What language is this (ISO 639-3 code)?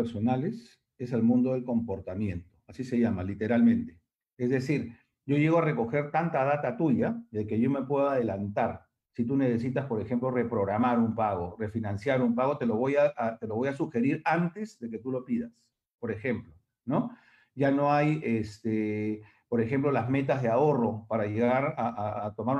spa